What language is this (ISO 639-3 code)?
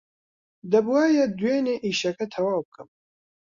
ckb